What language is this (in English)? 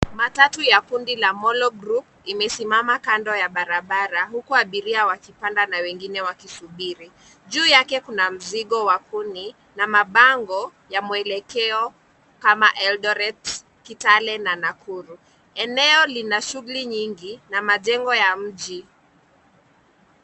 Swahili